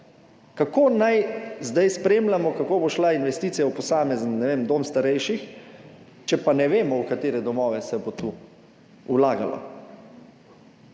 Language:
Slovenian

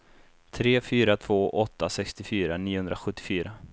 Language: Swedish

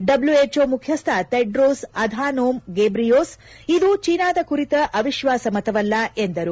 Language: Kannada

